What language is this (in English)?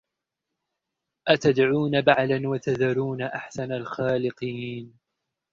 Arabic